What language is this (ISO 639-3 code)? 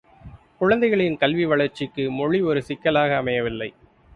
tam